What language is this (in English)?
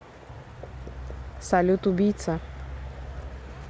Russian